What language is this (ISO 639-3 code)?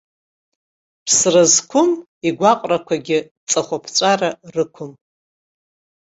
abk